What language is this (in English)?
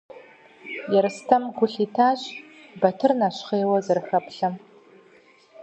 Kabardian